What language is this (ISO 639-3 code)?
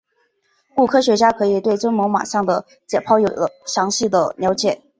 zho